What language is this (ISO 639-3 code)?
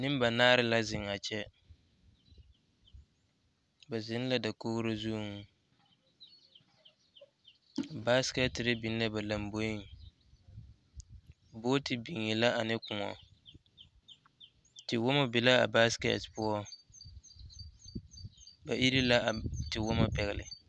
dga